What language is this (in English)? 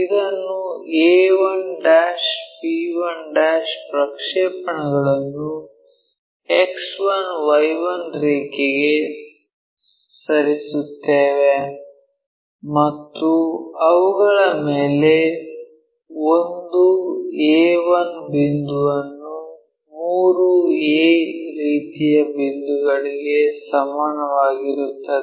Kannada